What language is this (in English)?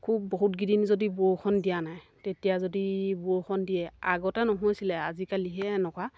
Assamese